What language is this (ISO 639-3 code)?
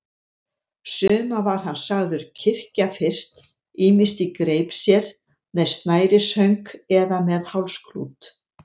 isl